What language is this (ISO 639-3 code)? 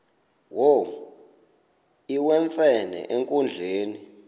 xho